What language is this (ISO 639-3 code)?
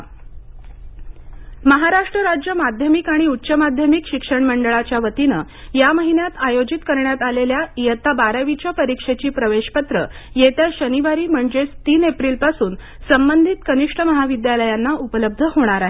mar